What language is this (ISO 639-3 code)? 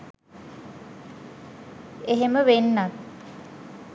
sin